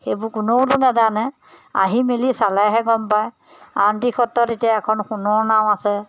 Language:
Assamese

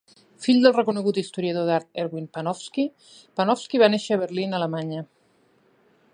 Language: Catalan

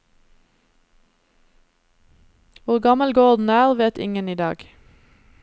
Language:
Norwegian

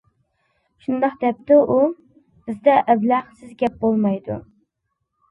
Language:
Uyghur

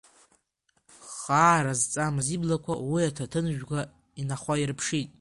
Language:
Abkhazian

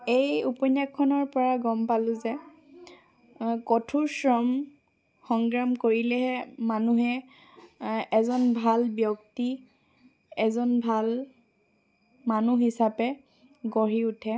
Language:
Assamese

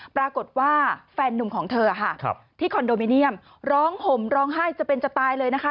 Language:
Thai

